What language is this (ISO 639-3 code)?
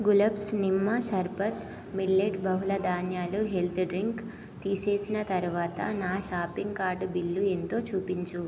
tel